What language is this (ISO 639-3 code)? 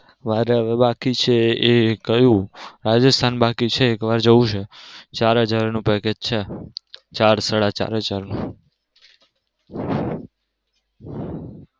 guj